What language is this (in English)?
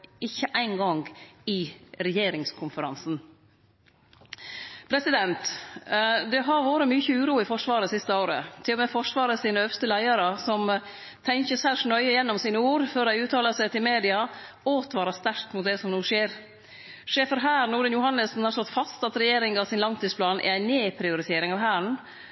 Norwegian Nynorsk